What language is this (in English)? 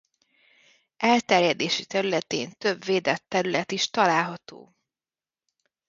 Hungarian